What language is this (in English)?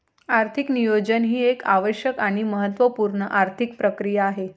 Marathi